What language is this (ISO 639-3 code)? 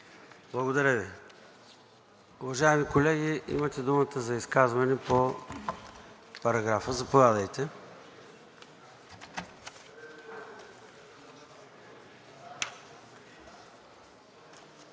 bul